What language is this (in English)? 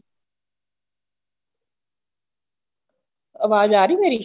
Punjabi